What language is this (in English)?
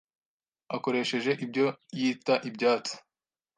Kinyarwanda